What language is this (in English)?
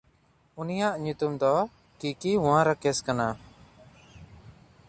Santali